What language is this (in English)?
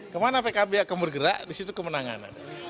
Indonesian